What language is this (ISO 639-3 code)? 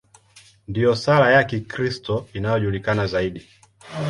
swa